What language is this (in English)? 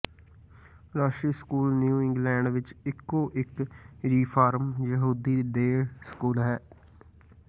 Punjabi